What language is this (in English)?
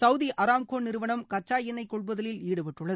Tamil